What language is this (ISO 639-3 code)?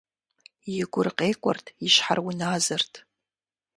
kbd